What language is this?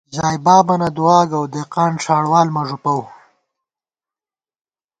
Gawar-Bati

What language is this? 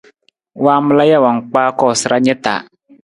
Nawdm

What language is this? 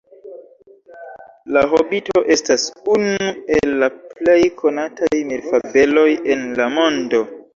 Esperanto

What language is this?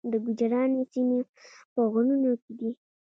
Pashto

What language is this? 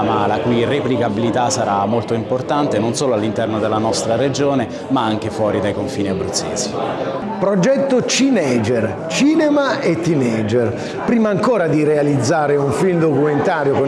Italian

